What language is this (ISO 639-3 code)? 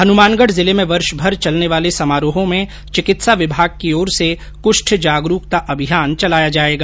hin